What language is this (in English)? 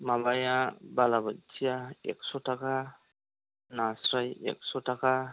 Bodo